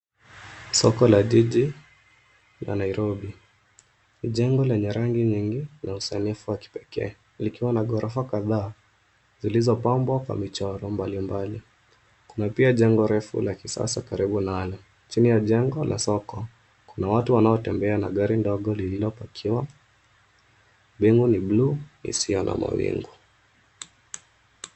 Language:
Swahili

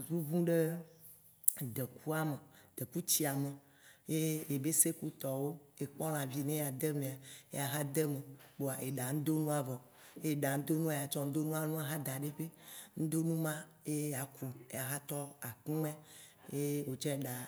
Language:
Waci Gbe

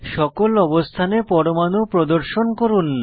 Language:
Bangla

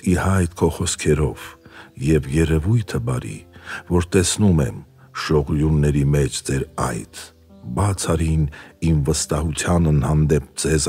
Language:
Romanian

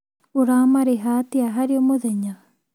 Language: Kikuyu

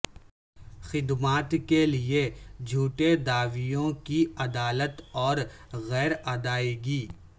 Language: Urdu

